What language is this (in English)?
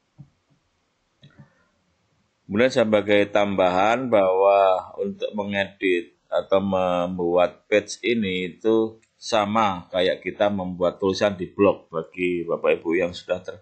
Indonesian